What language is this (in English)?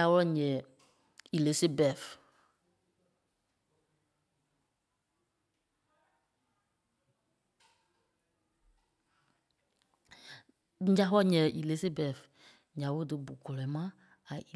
Kpelle